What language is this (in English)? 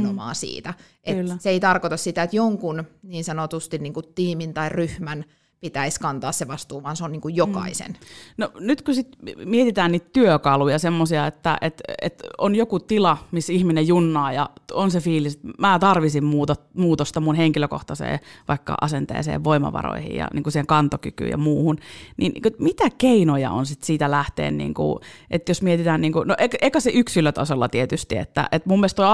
Finnish